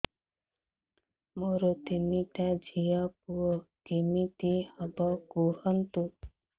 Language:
Odia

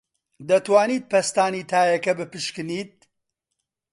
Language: Central Kurdish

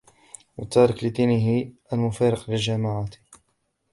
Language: Arabic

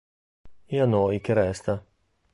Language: Italian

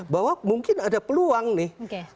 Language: Indonesian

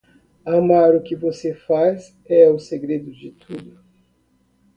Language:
Portuguese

